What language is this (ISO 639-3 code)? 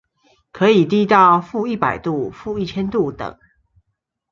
zho